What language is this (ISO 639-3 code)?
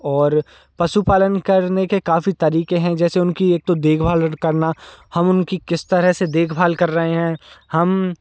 hin